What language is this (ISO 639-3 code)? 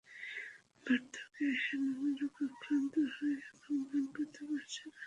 ben